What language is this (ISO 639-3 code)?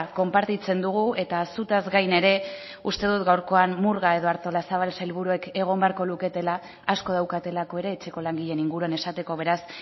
eus